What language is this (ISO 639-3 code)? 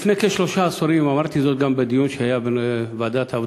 heb